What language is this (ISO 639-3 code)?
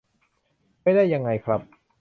tha